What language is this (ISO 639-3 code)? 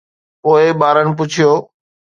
snd